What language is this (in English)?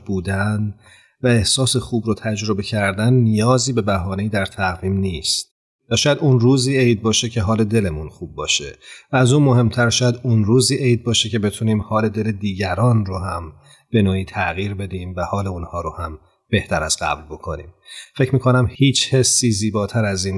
Persian